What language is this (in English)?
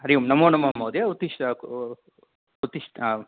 Sanskrit